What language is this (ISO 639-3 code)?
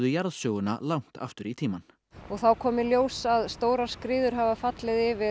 isl